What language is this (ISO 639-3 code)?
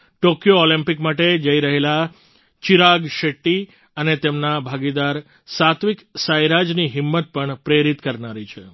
guj